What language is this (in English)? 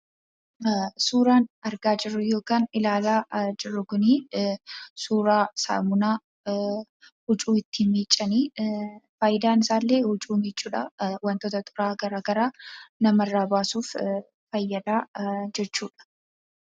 Oromo